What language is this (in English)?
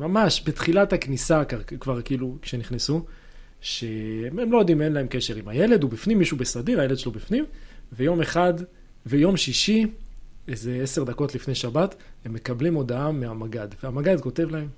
Hebrew